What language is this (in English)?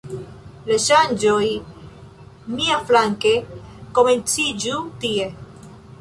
Esperanto